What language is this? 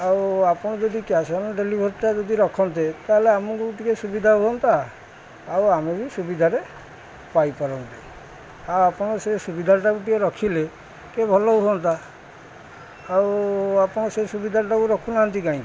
Odia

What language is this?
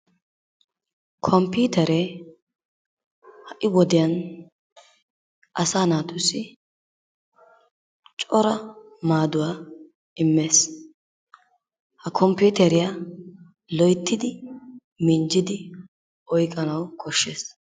Wolaytta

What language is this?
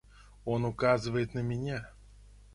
Russian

